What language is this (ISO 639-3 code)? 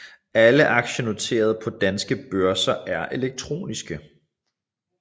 dan